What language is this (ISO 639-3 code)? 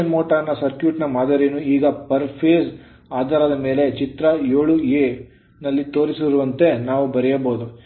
kan